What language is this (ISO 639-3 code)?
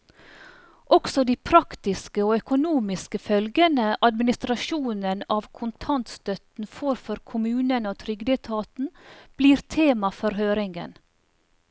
nor